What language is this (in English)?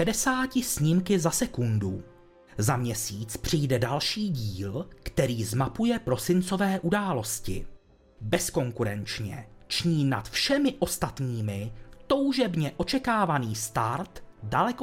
Czech